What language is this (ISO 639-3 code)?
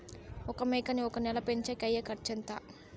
tel